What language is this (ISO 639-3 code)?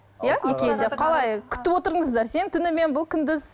kaz